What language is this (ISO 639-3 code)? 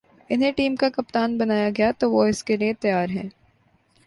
urd